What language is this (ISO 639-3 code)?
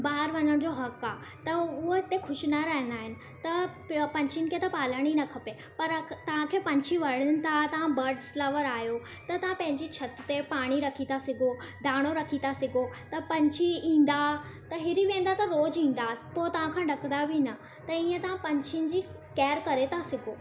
snd